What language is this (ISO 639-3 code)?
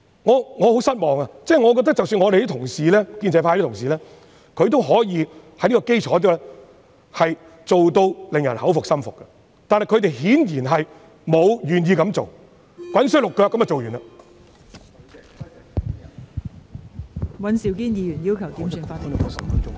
yue